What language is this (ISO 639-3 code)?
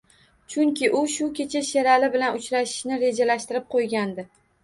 uzb